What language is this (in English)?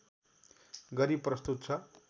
Nepali